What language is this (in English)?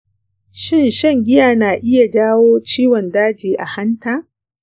Hausa